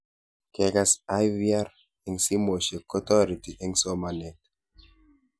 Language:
Kalenjin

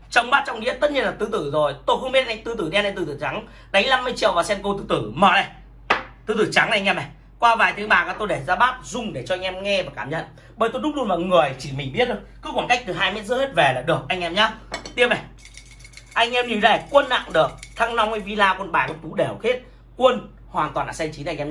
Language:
Vietnamese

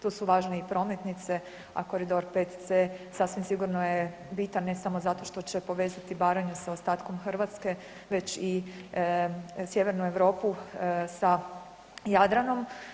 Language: Croatian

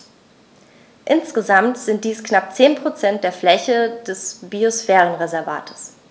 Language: German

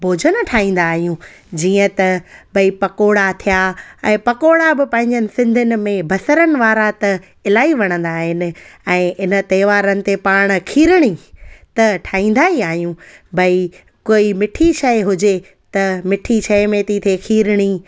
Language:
Sindhi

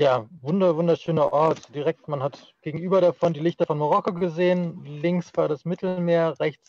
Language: German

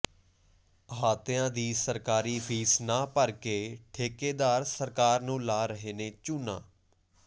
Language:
Punjabi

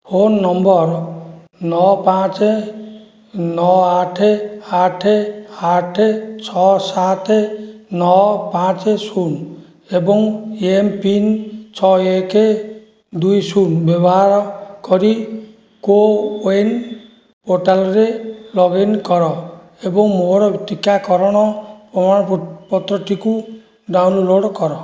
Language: Odia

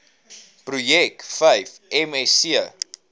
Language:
Afrikaans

